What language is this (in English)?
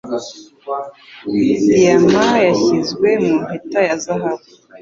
Kinyarwanda